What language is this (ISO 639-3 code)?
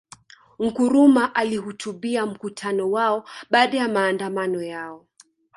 swa